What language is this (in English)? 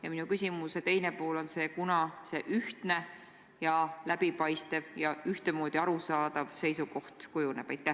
Estonian